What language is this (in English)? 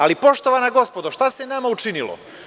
Serbian